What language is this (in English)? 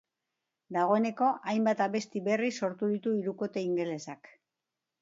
Basque